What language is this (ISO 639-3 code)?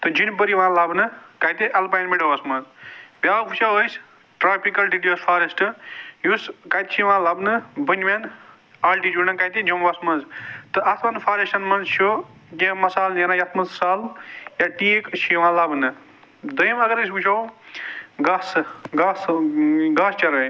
kas